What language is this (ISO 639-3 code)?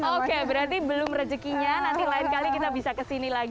ind